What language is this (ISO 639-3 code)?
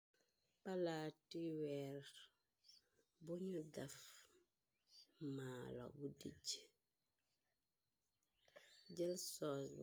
wol